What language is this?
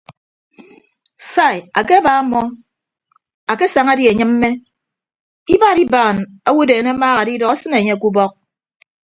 Ibibio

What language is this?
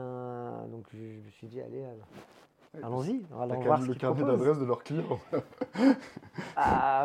French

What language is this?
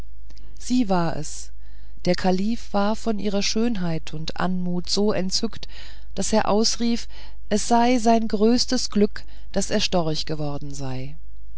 German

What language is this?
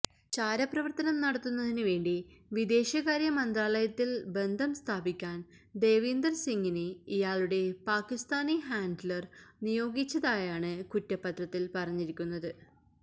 Malayalam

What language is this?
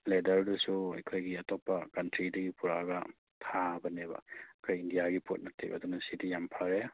Manipuri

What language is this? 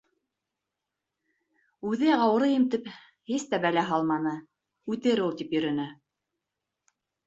Bashkir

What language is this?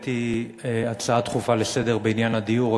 Hebrew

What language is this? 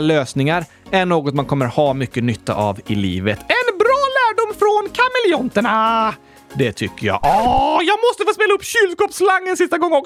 Swedish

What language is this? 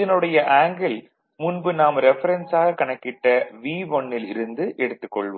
Tamil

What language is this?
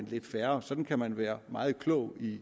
Danish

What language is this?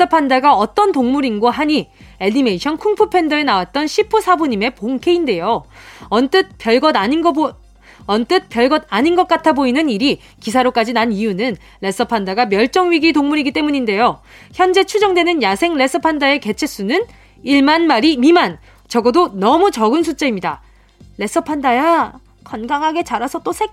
Korean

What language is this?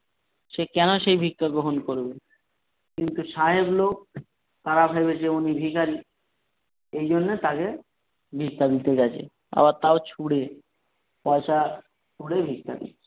Bangla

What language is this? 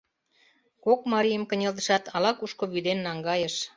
Mari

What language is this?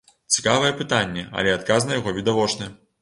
Belarusian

